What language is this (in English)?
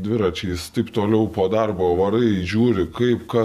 Lithuanian